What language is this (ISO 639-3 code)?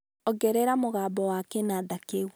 kik